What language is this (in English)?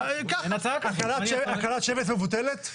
Hebrew